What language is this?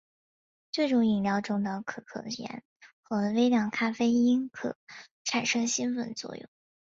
Chinese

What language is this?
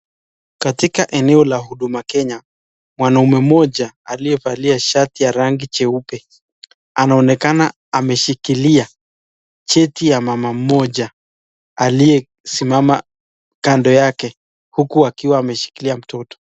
Swahili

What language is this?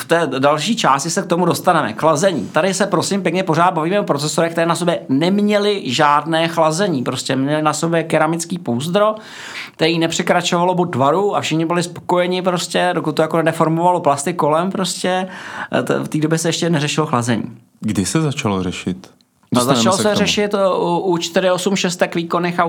Czech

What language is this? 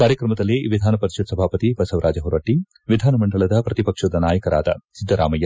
Kannada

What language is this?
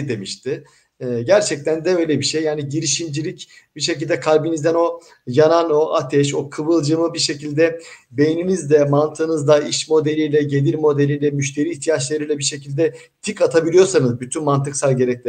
Turkish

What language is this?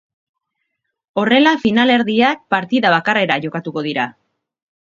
Basque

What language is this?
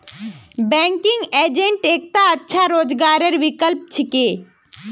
Magahi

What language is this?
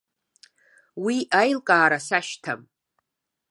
Abkhazian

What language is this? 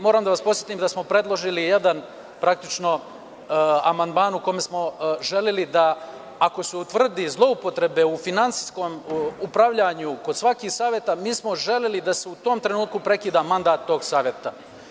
Serbian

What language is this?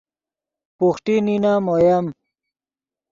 Yidgha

